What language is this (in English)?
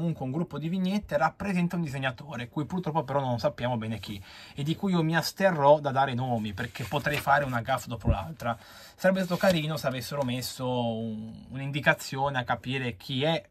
Italian